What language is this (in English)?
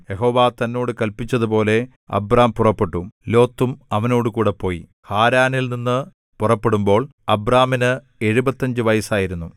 Malayalam